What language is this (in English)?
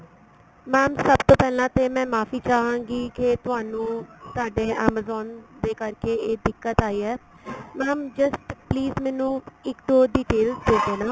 Punjabi